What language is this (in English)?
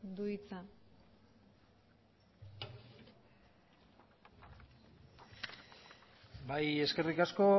Basque